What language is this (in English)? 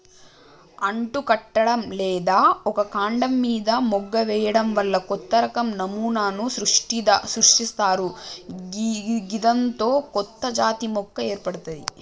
Telugu